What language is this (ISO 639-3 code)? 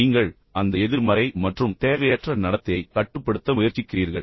tam